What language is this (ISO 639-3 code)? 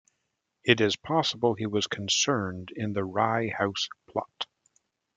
eng